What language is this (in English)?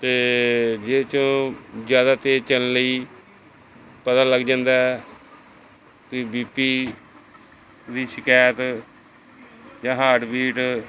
Punjabi